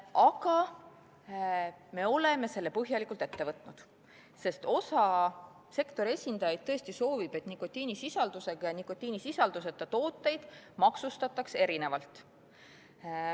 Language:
Estonian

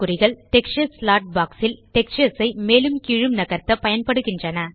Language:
Tamil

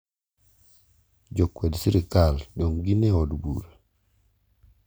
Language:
Luo (Kenya and Tanzania)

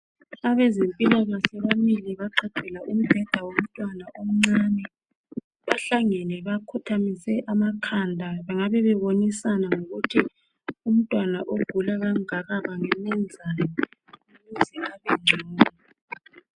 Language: North Ndebele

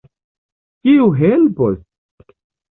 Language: Esperanto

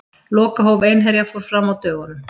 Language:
Icelandic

